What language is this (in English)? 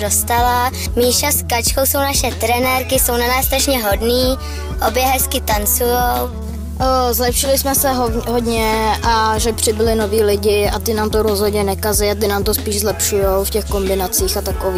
Czech